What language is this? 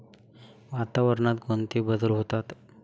Marathi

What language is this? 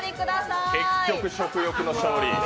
Japanese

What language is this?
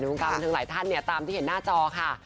Thai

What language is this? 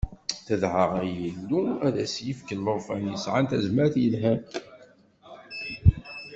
Kabyle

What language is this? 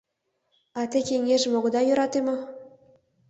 Mari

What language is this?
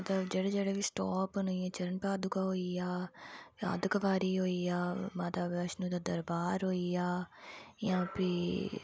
Dogri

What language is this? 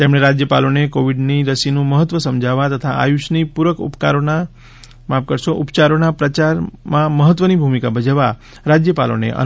Gujarati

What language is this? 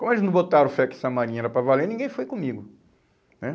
Portuguese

